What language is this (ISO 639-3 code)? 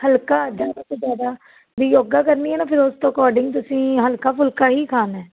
pan